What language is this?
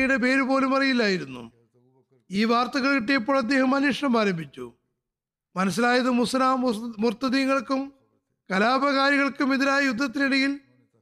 Malayalam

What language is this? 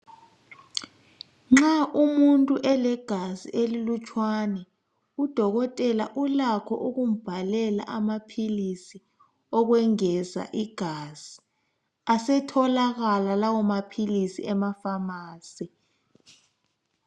North Ndebele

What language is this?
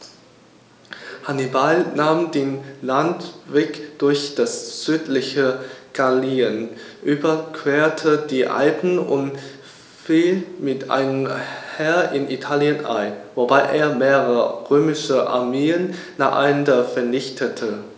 German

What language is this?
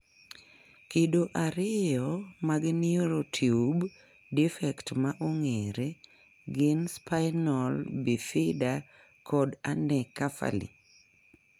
Luo (Kenya and Tanzania)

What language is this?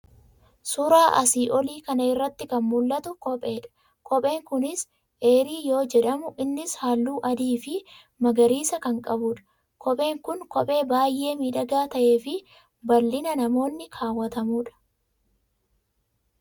Oromo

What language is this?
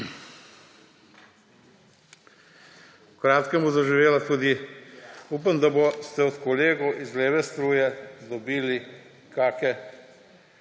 Slovenian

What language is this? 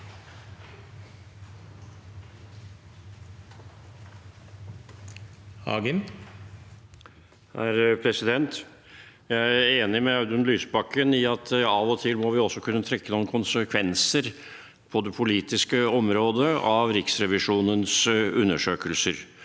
Norwegian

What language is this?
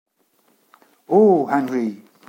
French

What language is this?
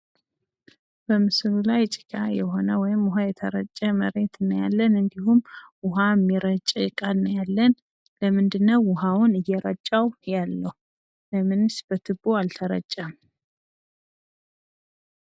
Amharic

